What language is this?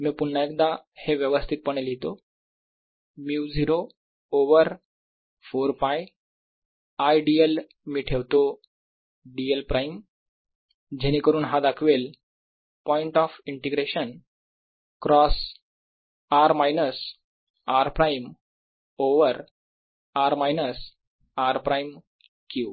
Marathi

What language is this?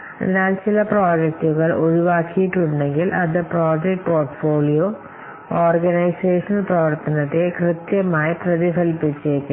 Malayalam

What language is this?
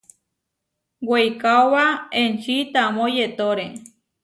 Huarijio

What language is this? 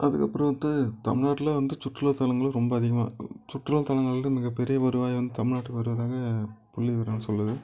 Tamil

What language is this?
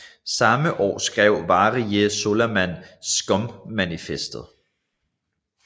Danish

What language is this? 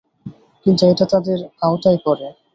Bangla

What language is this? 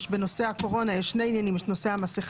Hebrew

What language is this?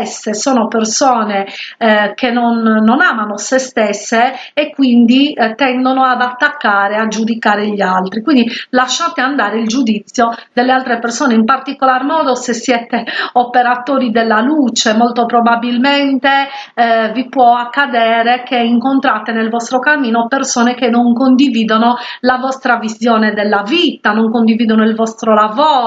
Italian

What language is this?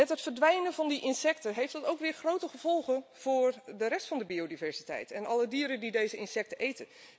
Dutch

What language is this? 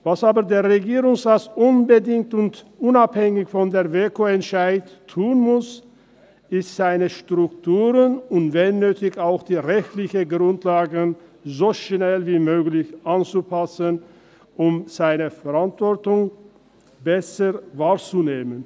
Swiss German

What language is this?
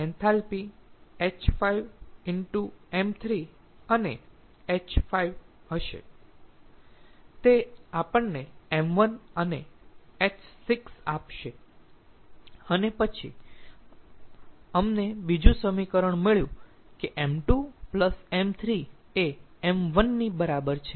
Gujarati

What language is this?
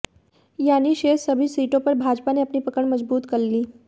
Hindi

